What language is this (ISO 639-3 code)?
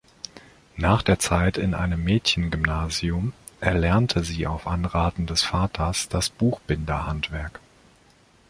deu